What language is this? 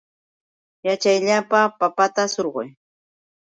Yauyos Quechua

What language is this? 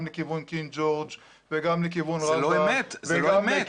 Hebrew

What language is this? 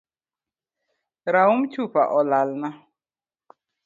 Luo (Kenya and Tanzania)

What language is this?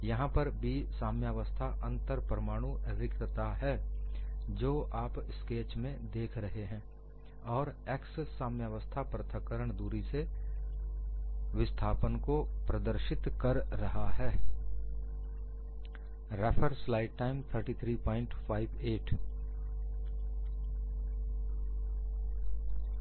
Hindi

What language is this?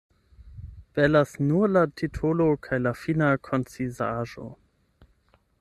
Esperanto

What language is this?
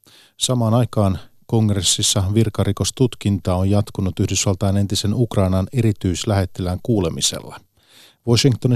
Finnish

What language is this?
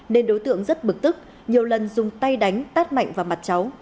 Vietnamese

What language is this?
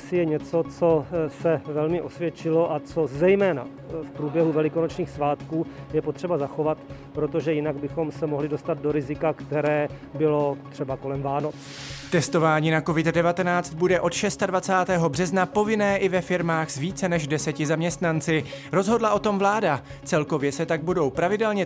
Czech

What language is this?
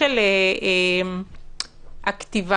Hebrew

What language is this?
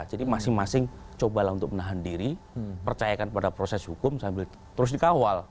Indonesian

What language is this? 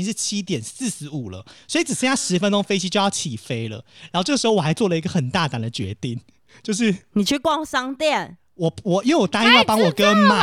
Chinese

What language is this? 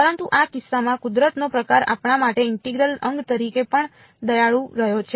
Gujarati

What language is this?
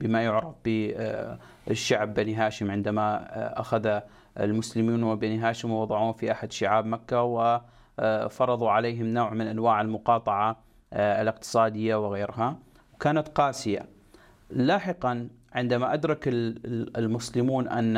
Arabic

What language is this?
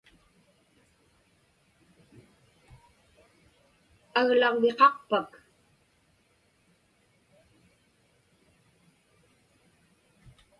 Inupiaq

